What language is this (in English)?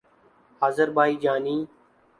Urdu